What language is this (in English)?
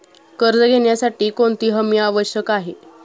Marathi